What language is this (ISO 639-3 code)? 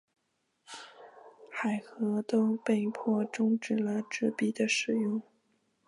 zho